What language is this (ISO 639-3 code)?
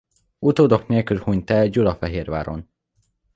hun